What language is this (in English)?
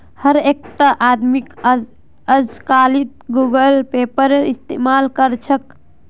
Magahi